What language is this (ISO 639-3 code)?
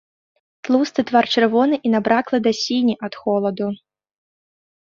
bel